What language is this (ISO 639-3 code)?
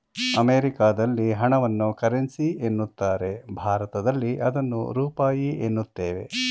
kan